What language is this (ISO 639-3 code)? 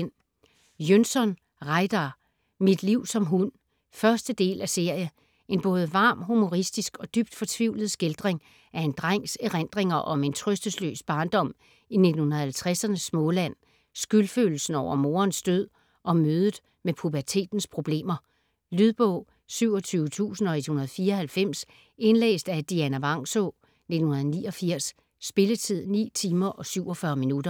dan